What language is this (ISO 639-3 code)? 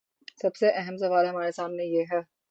urd